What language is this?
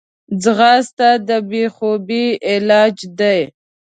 Pashto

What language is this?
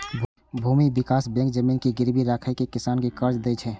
Maithili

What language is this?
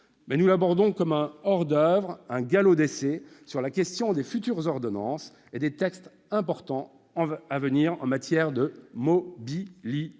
French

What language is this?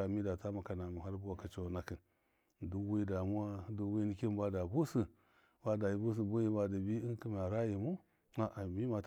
Miya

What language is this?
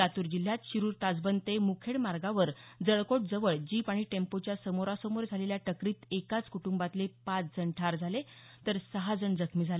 Marathi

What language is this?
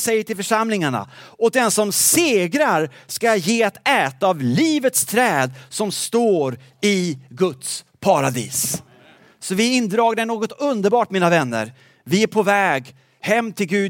Swedish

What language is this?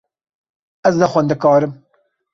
Kurdish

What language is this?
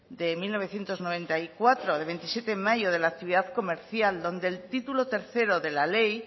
Spanish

